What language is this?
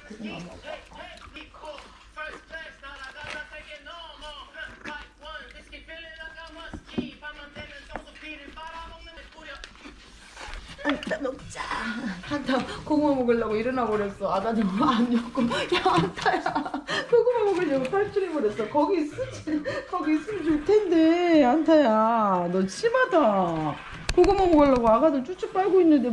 Korean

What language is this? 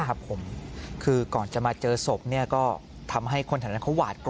Thai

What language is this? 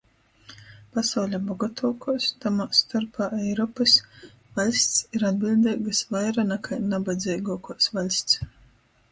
Latgalian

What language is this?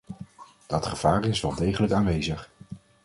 Dutch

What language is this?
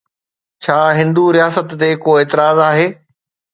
Sindhi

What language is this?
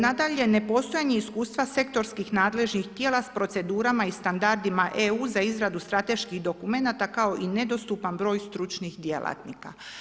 Croatian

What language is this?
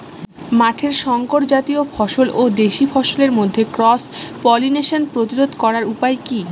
Bangla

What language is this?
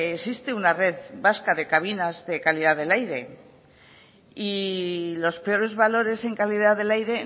Spanish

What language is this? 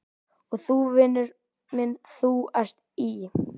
Icelandic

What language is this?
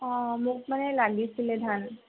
Assamese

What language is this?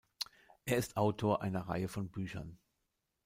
German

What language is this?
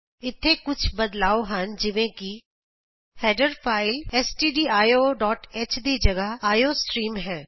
Punjabi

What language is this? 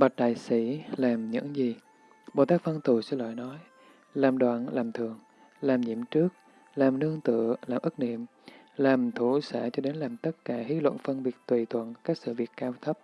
Vietnamese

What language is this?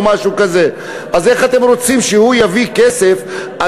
Hebrew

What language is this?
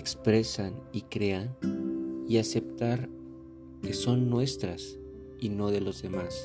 Spanish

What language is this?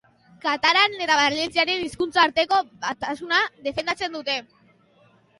Basque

